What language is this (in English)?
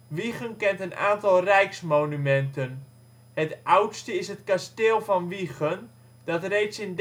Dutch